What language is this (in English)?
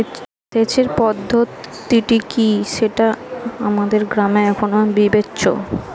Bangla